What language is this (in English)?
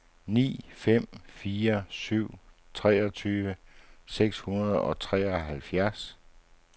Danish